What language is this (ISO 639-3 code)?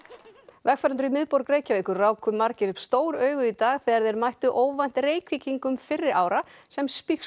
isl